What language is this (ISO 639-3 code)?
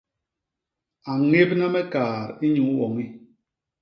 bas